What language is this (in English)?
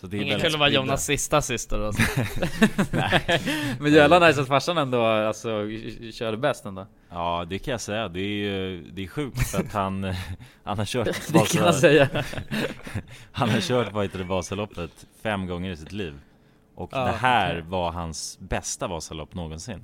Swedish